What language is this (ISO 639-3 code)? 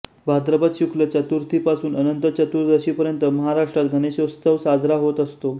mar